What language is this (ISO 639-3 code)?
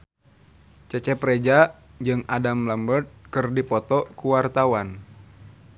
sun